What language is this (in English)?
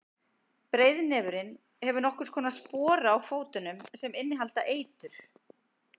Icelandic